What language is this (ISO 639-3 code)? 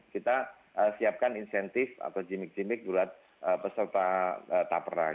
ind